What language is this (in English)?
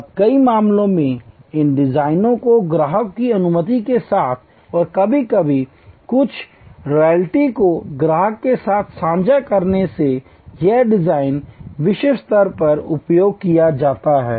Hindi